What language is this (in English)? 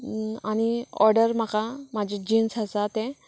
Konkani